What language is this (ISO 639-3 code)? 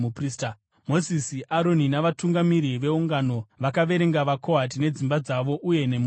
sna